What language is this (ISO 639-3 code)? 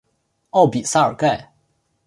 zho